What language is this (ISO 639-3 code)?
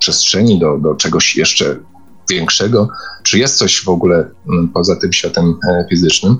pol